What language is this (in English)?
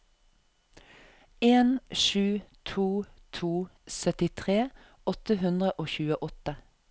Norwegian